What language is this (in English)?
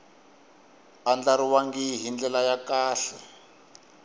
Tsonga